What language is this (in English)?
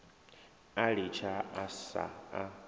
Venda